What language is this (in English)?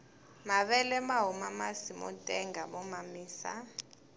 Tsonga